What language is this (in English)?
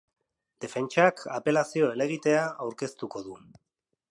Basque